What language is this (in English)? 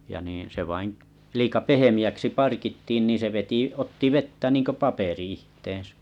Finnish